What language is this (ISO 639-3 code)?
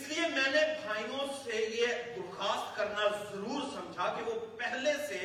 urd